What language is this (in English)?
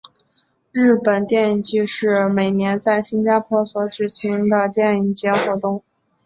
Chinese